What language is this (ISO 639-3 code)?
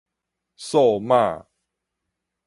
nan